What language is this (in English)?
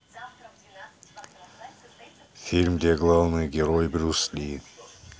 Russian